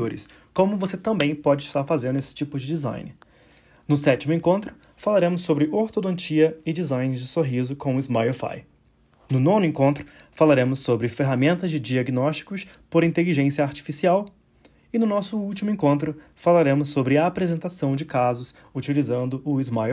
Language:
Portuguese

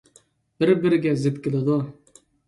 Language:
Uyghur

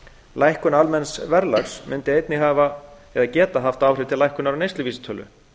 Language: Icelandic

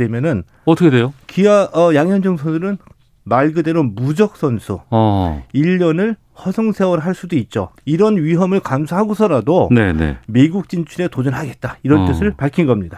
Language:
Korean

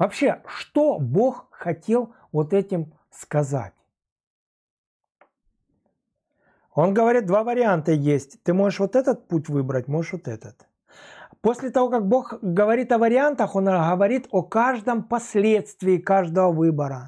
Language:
Russian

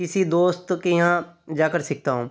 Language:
Hindi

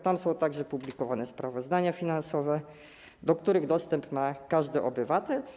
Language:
Polish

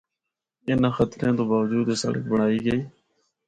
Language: Northern Hindko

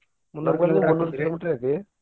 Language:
Kannada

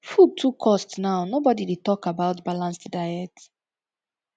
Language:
Nigerian Pidgin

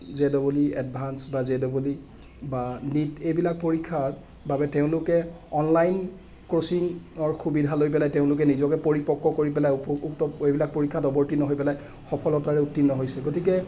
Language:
Assamese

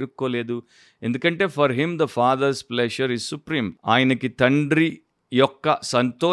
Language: Telugu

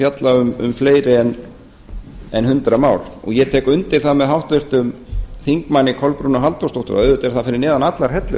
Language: Icelandic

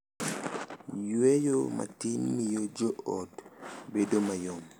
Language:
Luo (Kenya and Tanzania)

